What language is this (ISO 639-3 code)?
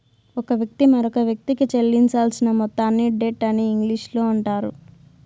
tel